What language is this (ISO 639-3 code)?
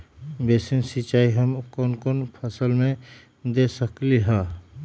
mag